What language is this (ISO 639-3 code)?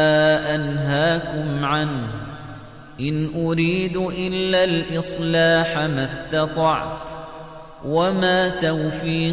ara